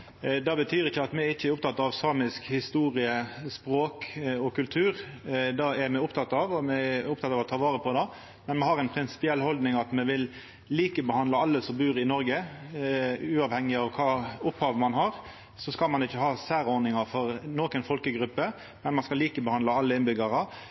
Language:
Norwegian Nynorsk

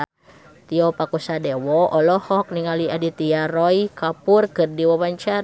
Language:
Sundanese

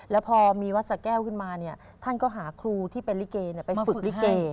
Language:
Thai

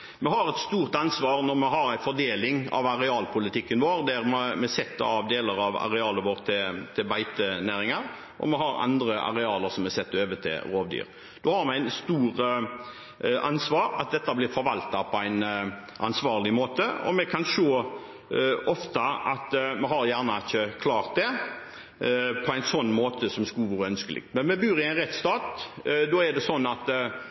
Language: Norwegian Bokmål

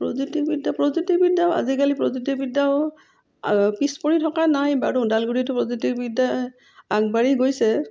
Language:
Assamese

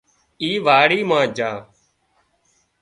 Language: Wadiyara Koli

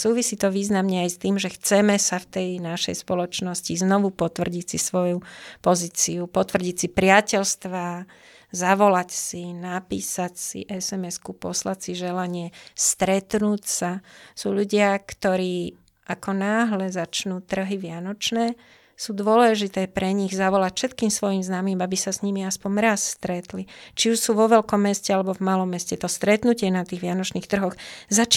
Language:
Slovak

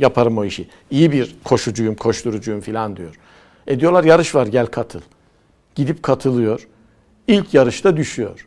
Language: Turkish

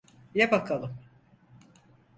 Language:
Turkish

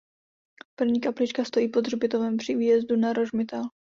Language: Czech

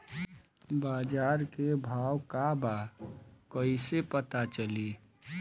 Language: Bhojpuri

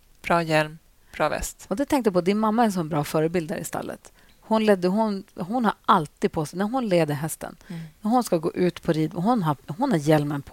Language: Swedish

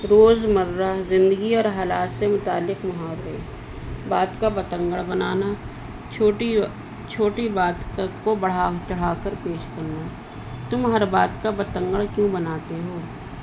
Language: Urdu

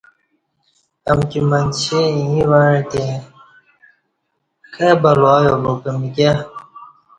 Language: Kati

